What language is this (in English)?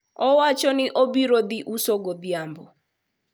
Luo (Kenya and Tanzania)